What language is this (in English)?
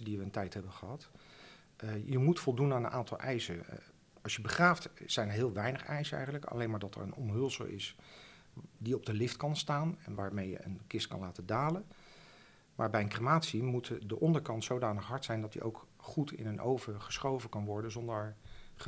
Dutch